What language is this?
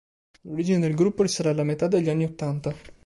Italian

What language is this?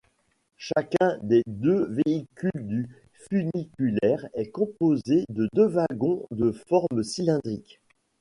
French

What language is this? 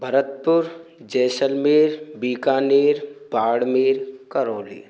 Hindi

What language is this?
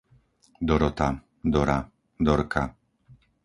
Slovak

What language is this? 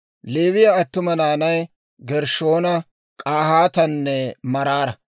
Dawro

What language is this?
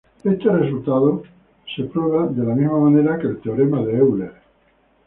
Spanish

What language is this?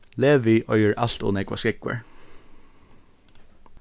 Faroese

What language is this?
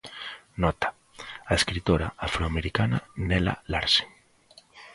Galician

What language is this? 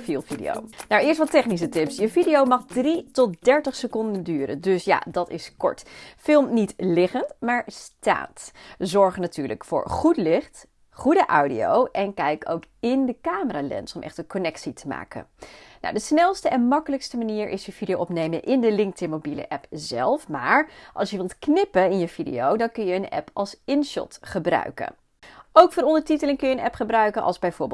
Dutch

